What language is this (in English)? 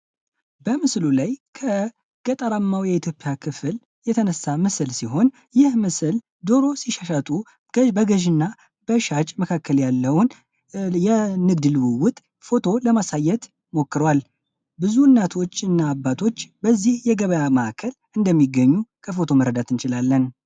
Amharic